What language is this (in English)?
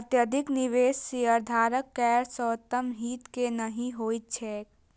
Maithili